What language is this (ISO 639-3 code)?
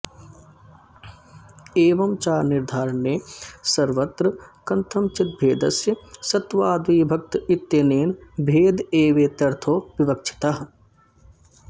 san